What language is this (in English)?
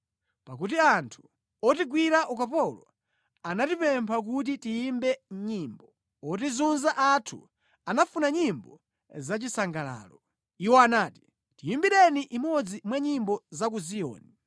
Nyanja